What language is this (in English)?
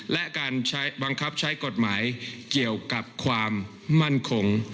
Thai